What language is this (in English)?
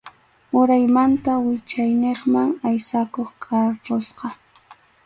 Arequipa-La Unión Quechua